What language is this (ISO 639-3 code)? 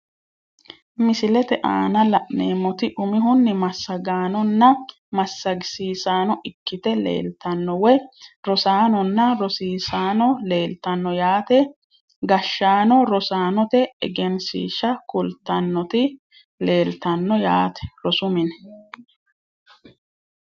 sid